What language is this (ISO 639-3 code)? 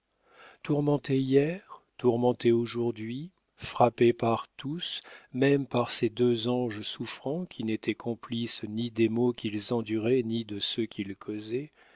fra